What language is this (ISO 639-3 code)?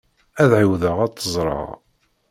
kab